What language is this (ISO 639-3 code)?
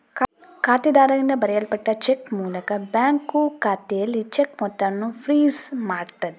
kan